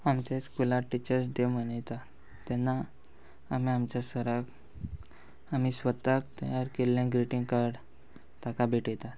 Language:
Konkani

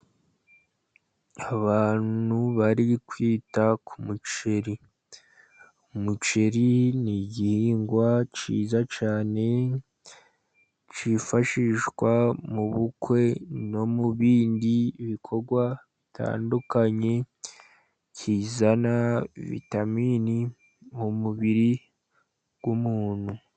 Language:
Kinyarwanda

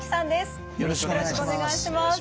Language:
Japanese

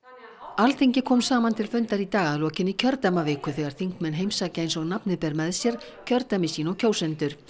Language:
Icelandic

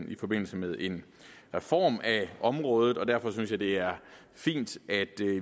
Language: Danish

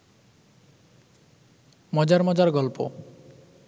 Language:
Bangla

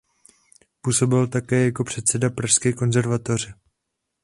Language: Czech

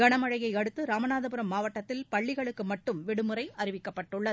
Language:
Tamil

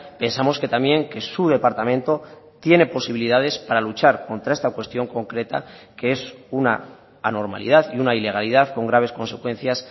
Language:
Spanish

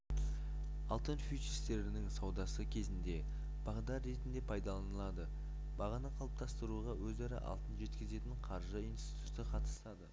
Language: Kazakh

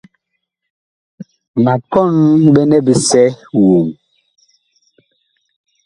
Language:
Bakoko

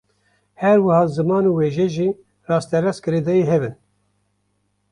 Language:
Kurdish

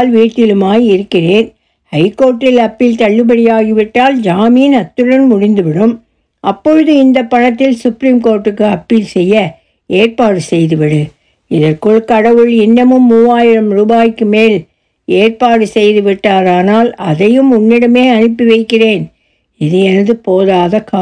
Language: Tamil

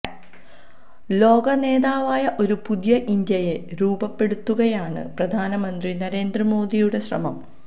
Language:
Malayalam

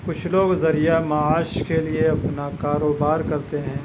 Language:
Urdu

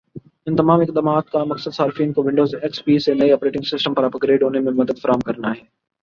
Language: Urdu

